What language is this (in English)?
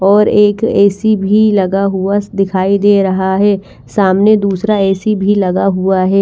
Hindi